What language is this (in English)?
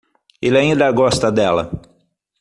Portuguese